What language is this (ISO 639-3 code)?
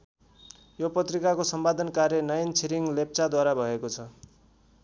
nep